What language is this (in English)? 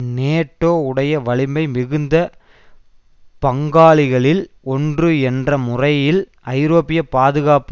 Tamil